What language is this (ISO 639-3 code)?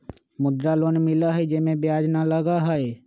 mag